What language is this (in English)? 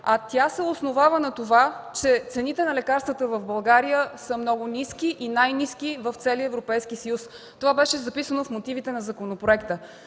Bulgarian